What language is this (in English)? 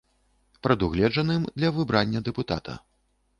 Belarusian